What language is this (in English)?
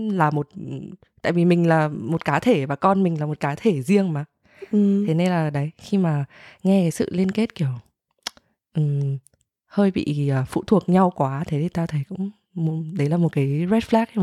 Vietnamese